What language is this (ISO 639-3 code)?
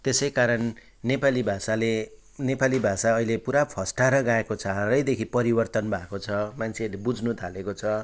nep